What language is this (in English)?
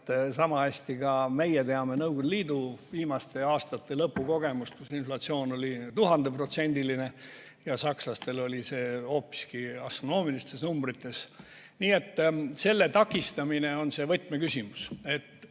Estonian